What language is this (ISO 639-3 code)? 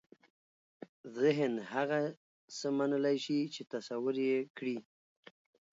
pus